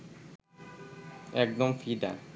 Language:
Bangla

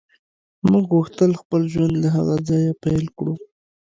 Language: Pashto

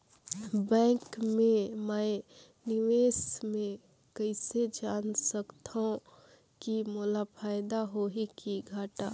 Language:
Chhattisgarhi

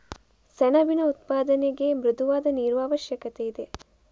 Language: Kannada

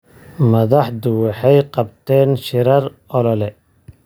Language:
Somali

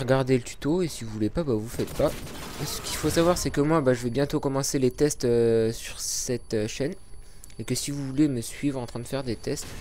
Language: French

